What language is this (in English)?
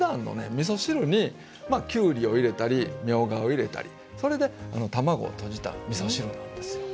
Japanese